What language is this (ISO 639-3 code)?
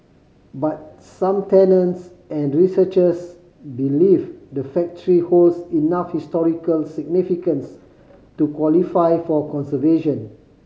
eng